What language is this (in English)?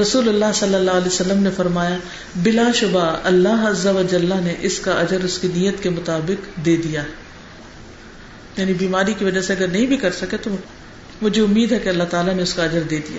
Urdu